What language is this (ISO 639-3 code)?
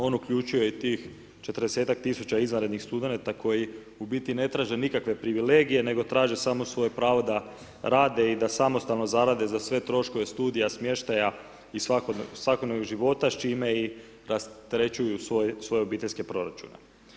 hrv